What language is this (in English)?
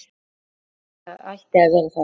Icelandic